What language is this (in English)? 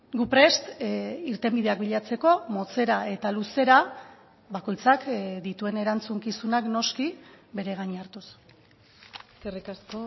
Basque